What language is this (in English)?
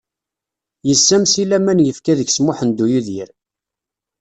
Kabyle